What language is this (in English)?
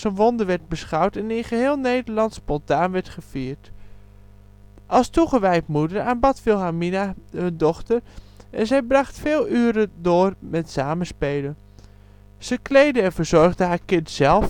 Dutch